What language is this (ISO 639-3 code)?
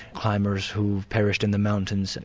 eng